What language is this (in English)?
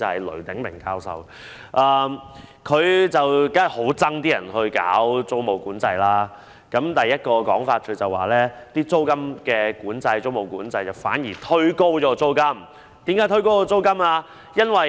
Cantonese